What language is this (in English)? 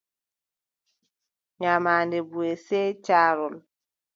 Adamawa Fulfulde